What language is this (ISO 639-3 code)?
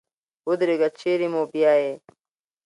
pus